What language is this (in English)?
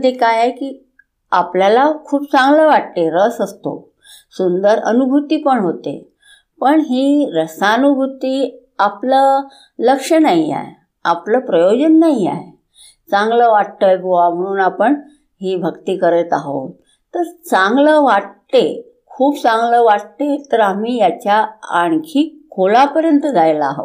Hindi